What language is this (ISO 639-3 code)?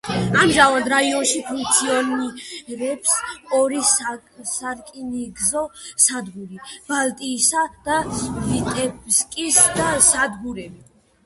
kat